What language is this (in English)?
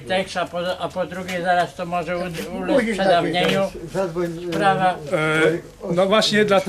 Polish